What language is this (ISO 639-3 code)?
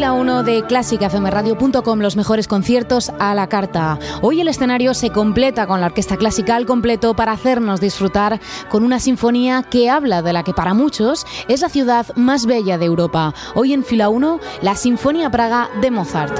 spa